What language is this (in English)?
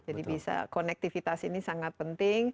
Indonesian